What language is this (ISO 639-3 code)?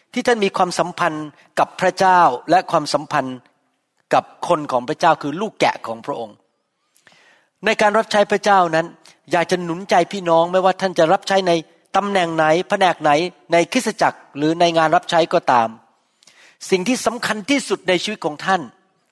tha